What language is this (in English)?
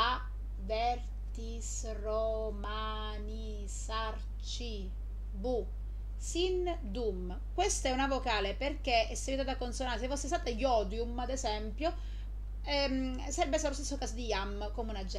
Italian